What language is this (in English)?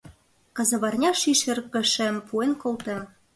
Mari